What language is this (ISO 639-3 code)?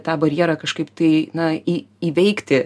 lit